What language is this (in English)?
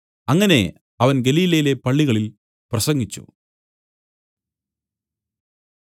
Malayalam